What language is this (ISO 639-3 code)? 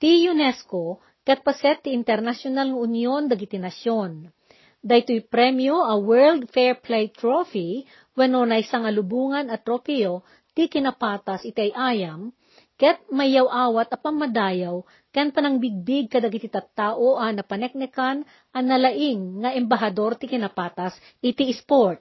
fil